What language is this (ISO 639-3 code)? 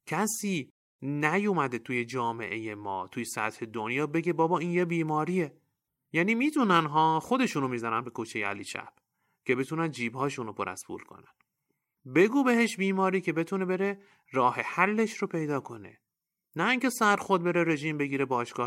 fas